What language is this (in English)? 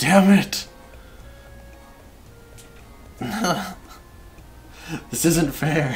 English